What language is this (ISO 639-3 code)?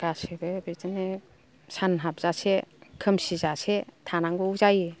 brx